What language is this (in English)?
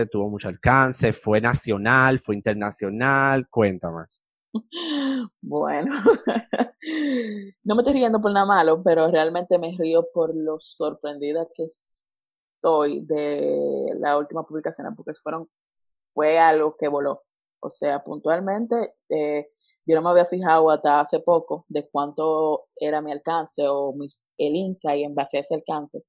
Spanish